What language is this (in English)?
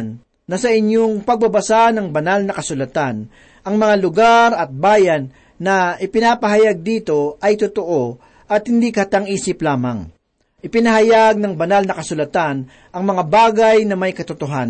Filipino